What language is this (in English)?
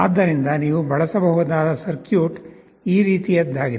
Kannada